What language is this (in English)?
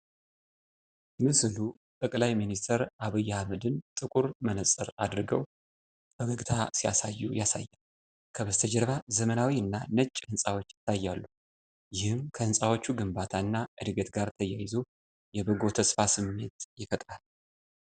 Amharic